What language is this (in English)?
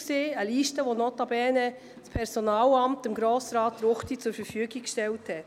Swiss German